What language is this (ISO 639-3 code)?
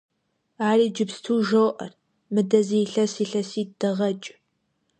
kbd